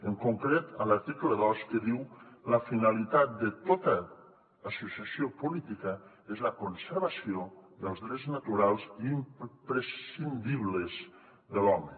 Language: Catalan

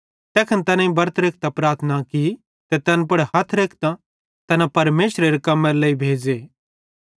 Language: Bhadrawahi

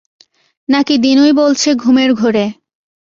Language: Bangla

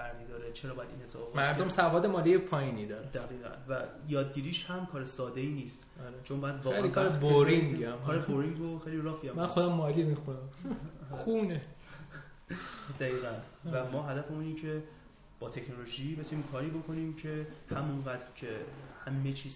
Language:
Persian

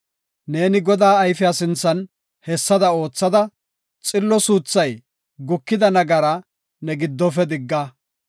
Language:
Gofa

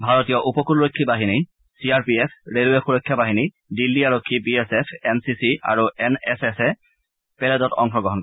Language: Assamese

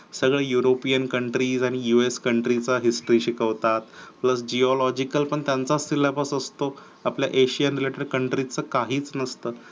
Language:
Marathi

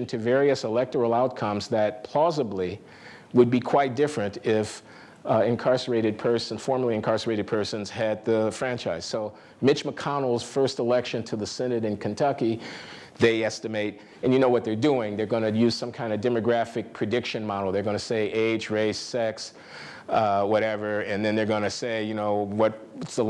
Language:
English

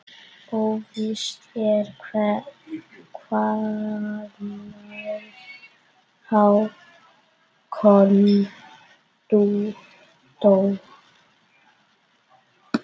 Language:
Icelandic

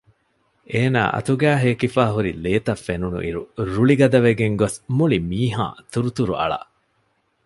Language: Divehi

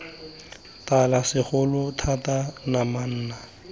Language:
Tswana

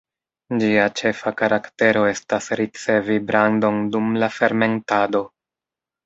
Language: Esperanto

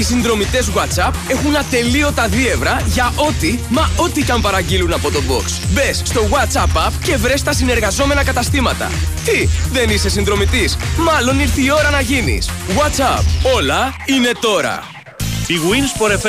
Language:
Greek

